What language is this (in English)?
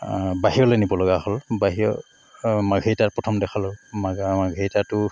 Assamese